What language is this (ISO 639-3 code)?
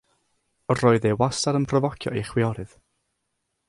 cym